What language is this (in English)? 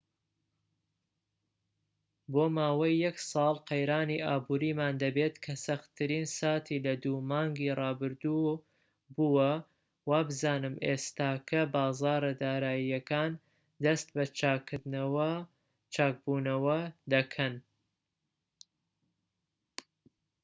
Central Kurdish